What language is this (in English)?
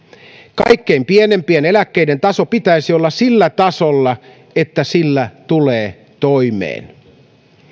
Finnish